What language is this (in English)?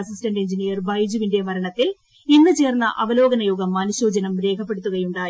Malayalam